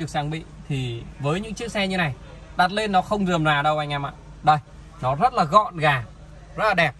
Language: Vietnamese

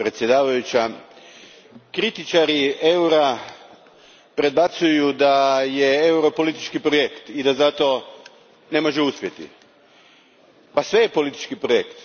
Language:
Croatian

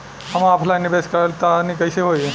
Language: Bhojpuri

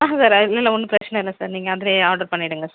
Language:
Tamil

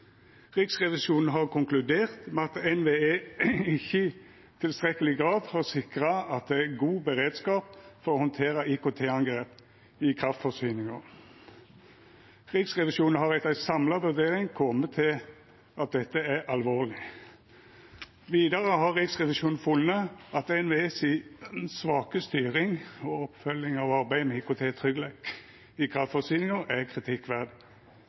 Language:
Norwegian Nynorsk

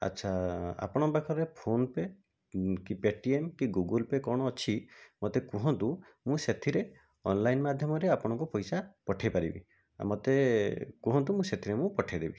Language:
Odia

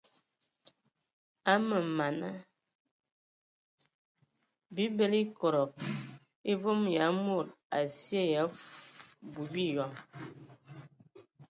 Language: Ewondo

